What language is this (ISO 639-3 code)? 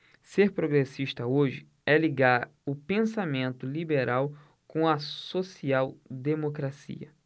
por